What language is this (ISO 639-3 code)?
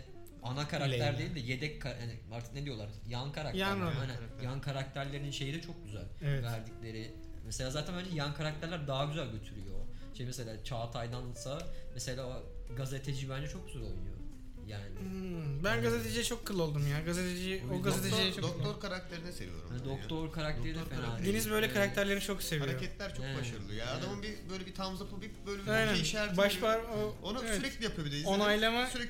tur